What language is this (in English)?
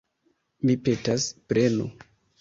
Esperanto